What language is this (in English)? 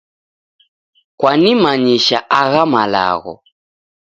Taita